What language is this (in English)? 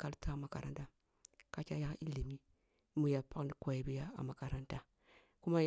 Kulung (Nigeria)